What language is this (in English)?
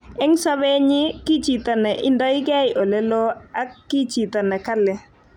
Kalenjin